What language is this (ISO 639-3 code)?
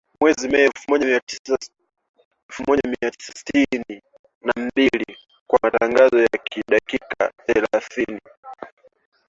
swa